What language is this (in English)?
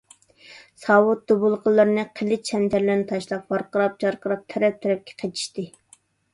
Uyghur